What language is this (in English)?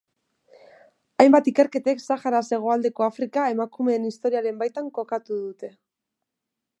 Basque